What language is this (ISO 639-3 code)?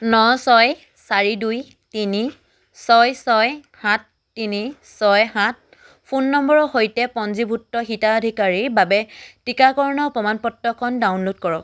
asm